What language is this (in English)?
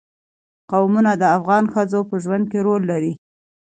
Pashto